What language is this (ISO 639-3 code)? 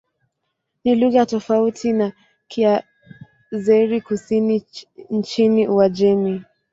swa